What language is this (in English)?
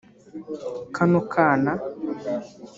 Kinyarwanda